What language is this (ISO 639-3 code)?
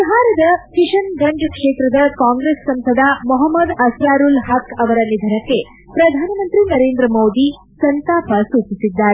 kan